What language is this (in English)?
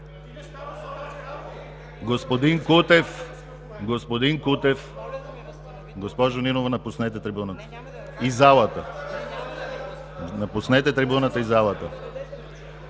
Bulgarian